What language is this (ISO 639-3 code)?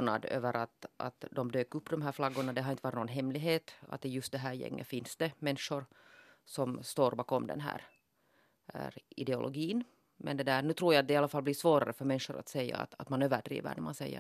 swe